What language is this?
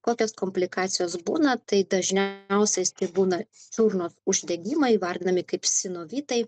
Lithuanian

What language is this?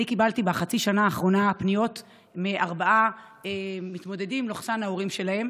Hebrew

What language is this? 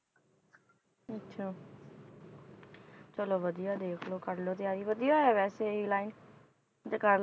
Punjabi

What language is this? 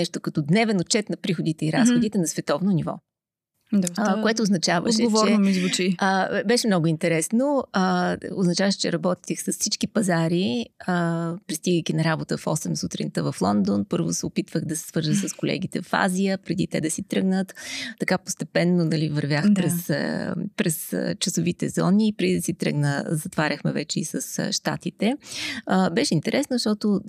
Bulgarian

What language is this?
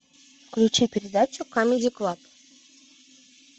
Russian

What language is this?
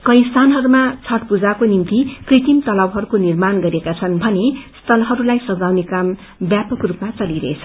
Nepali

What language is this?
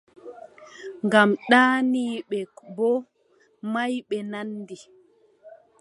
Adamawa Fulfulde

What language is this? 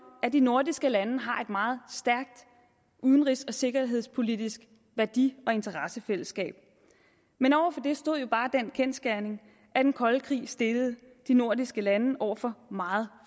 Danish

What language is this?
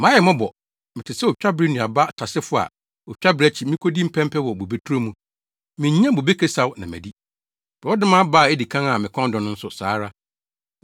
Akan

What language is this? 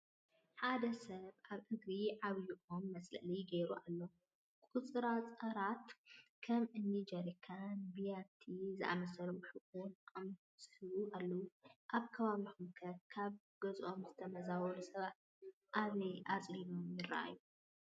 Tigrinya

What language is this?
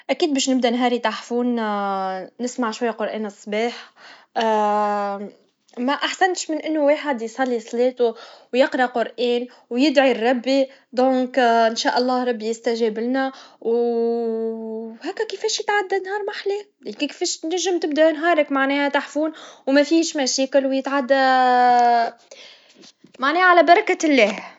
Tunisian Arabic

